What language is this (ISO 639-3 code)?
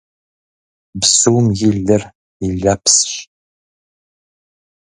kbd